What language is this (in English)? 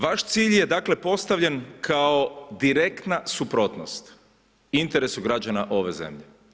Croatian